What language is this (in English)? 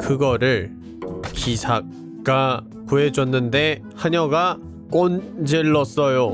Korean